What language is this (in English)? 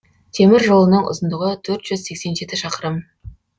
Kazakh